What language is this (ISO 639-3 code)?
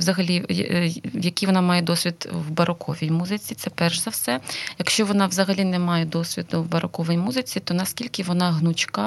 ukr